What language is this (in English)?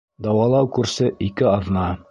Bashkir